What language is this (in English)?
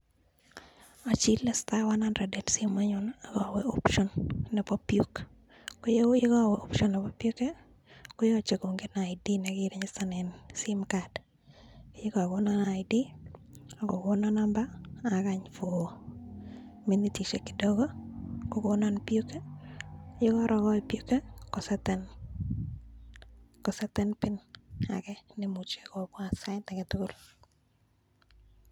Kalenjin